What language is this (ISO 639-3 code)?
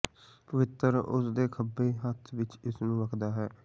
pan